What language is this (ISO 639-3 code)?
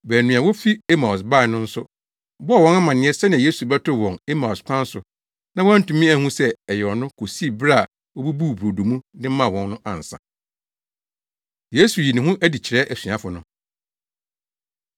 aka